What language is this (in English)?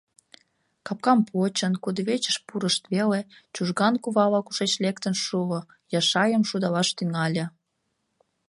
Mari